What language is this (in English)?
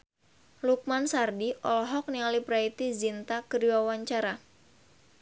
Sundanese